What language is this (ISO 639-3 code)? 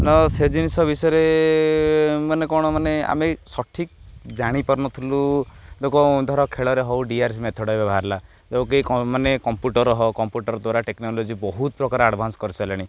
ori